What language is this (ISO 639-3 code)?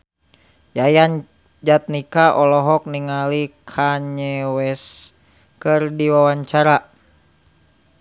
sun